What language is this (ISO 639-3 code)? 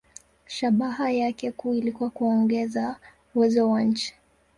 swa